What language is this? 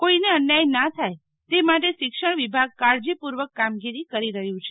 Gujarati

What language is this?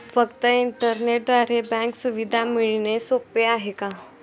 Marathi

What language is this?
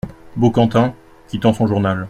French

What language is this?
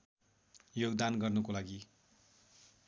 Nepali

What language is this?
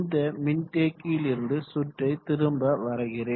Tamil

